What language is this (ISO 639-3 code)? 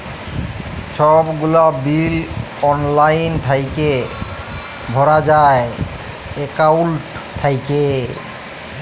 ben